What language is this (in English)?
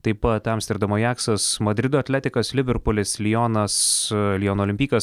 Lithuanian